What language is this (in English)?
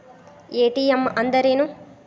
Kannada